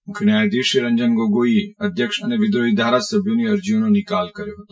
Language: Gujarati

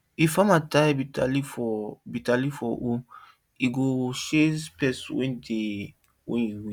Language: Nigerian Pidgin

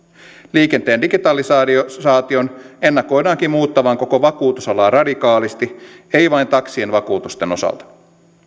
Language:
Finnish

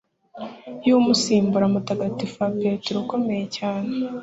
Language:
Kinyarwanda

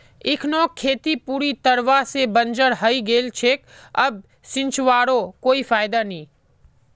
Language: Magahi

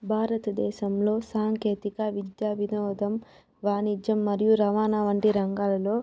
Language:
Telugu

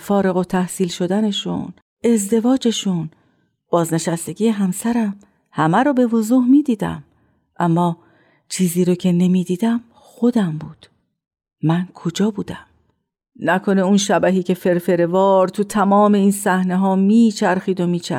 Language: Persian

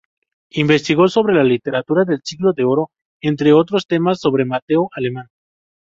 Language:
Spanish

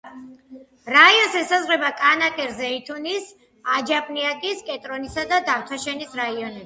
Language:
Georgian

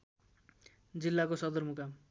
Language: Nepali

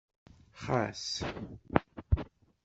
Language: Kabyle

